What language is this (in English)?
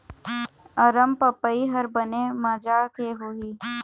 Chhattisgarhi